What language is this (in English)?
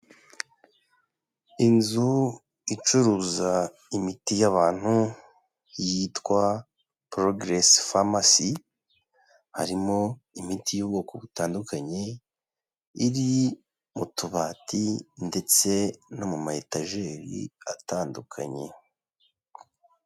Kinyarwanda